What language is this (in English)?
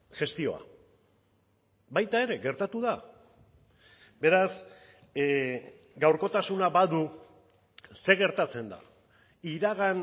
Basque